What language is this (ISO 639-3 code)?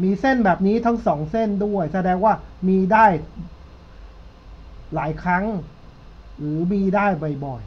tha